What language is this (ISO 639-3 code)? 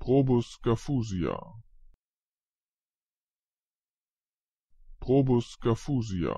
lav